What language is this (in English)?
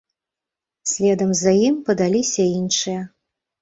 Belarusian